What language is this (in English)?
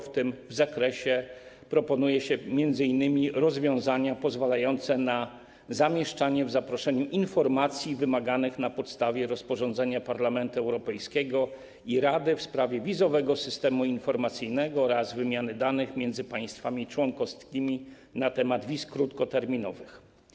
Polish